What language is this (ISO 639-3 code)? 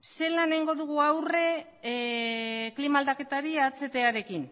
eus